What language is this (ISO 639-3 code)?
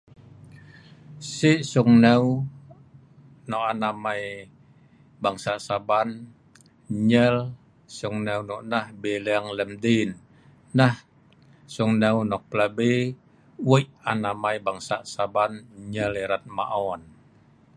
snv